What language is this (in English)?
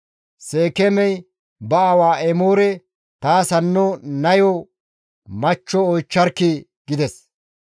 Gamo